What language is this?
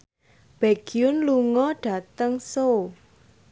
Javanese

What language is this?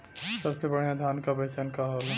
Bhojpuri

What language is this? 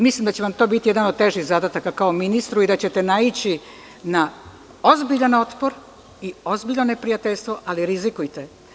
Serbian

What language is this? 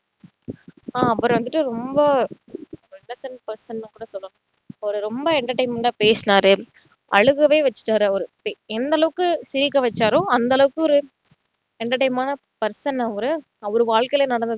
Tamil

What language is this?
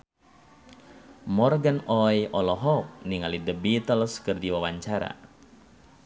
Sundanese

